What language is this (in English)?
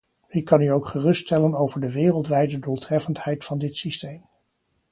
Dutch